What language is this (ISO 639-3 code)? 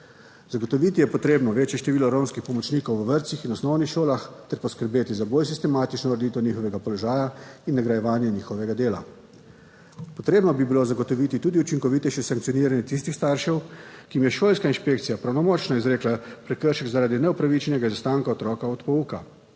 slv